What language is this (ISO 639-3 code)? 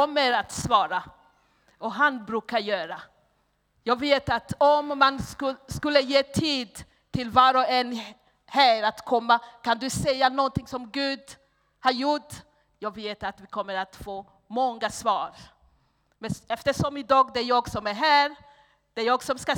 swe